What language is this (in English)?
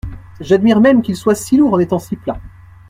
French